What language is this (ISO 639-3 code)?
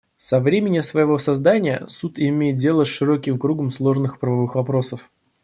rus